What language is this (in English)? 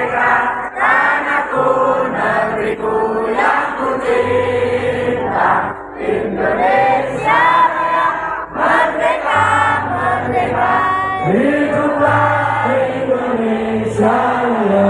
Indonesian